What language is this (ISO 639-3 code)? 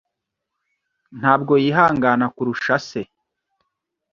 kin